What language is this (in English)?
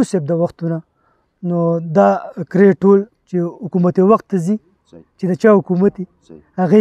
Arabic